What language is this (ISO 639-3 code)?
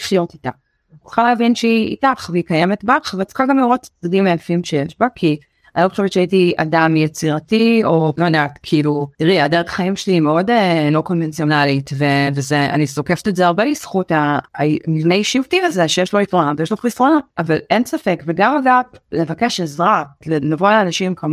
heb